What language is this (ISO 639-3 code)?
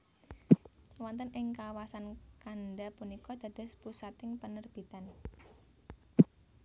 jav